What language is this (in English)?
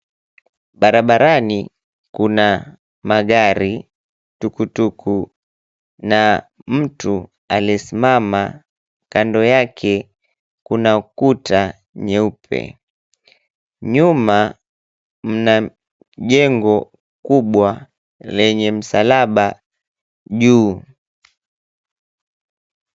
Swahili